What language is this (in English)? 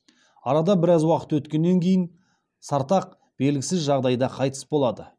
Kazakh